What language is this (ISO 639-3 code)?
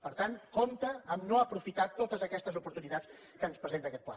cat